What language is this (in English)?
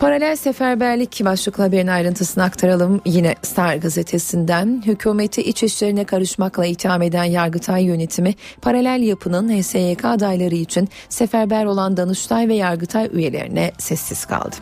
Turkish